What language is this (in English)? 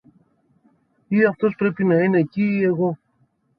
Greek